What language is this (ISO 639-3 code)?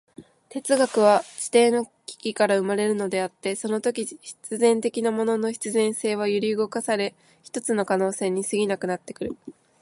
jpn